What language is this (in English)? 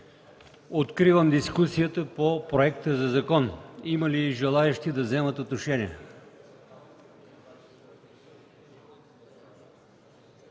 Bulgarian